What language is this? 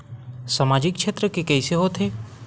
Chhattisgarhi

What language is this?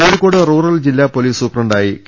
Malayalam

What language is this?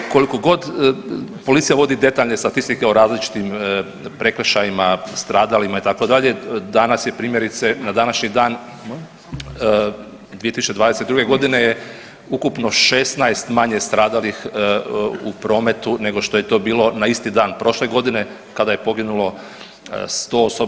Croatian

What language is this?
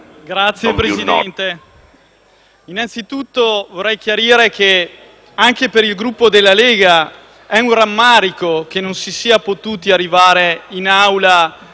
Italian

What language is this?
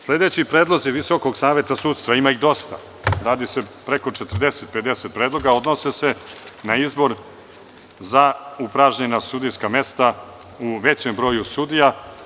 Serbian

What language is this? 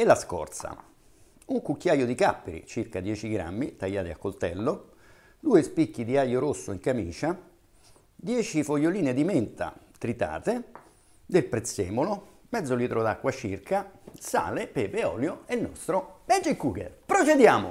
Italian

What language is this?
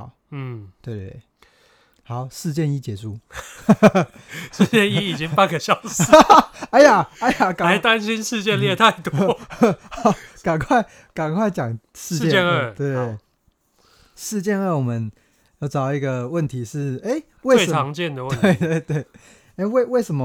Chinese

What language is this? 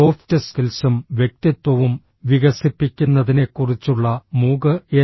Malayalam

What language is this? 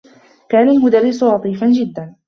Arabic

